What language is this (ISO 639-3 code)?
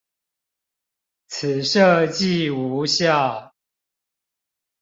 zho